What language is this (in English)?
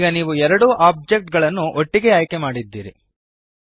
Kannada